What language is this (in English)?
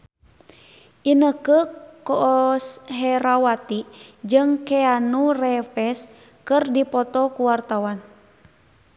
Sundanese